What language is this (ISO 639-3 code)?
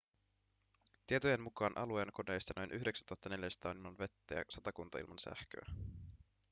fin